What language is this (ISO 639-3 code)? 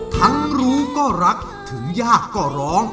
tha